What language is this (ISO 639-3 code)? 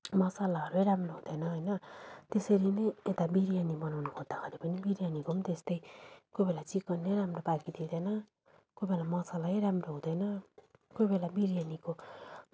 nep